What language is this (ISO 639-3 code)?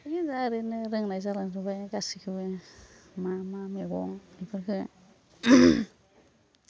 brx